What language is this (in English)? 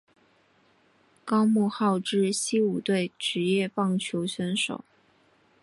Chinese